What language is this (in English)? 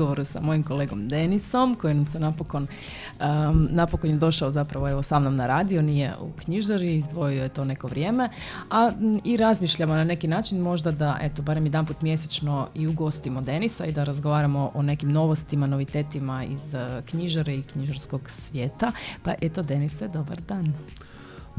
Croatian